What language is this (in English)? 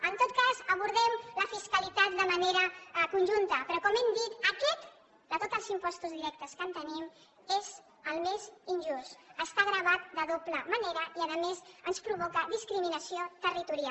Catalan